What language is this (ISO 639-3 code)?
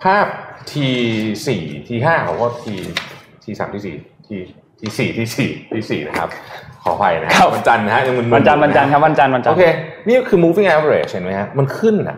tha